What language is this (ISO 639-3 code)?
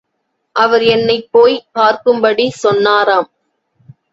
tam